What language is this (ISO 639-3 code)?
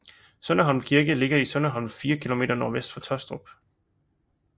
dan